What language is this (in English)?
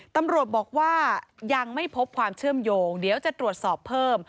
Thai